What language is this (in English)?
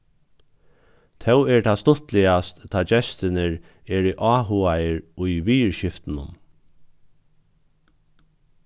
Faroese